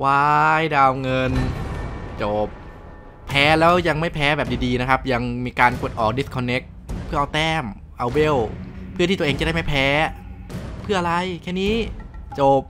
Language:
Thai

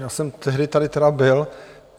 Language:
Czech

